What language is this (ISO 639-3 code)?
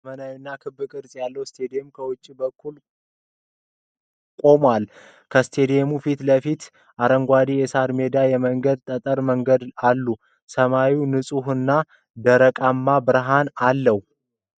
amh